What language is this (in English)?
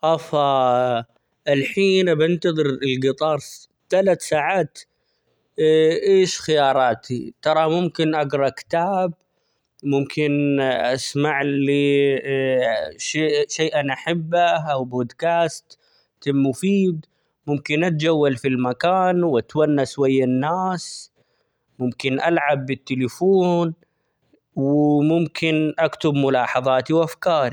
Omani Arabic